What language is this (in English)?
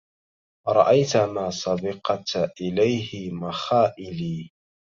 Arabic